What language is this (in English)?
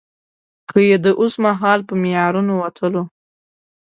Pashto